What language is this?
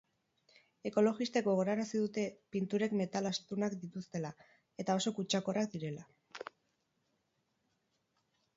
Basque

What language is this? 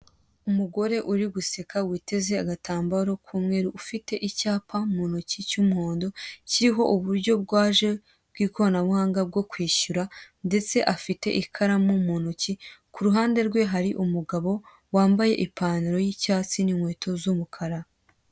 Kinyarwanda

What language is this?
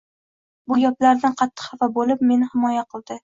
Uzbek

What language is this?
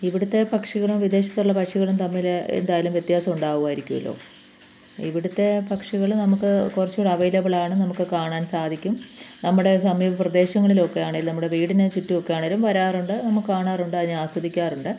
Malayalam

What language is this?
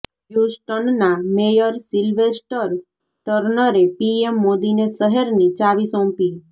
Gujarati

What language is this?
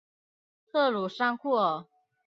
Chinese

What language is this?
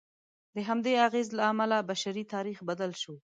Pashto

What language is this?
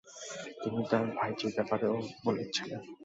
Bangla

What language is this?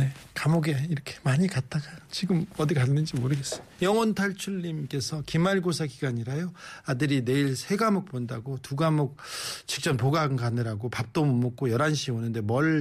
Korean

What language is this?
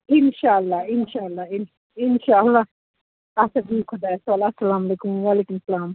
Kashmiri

